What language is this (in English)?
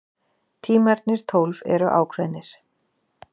Icelandic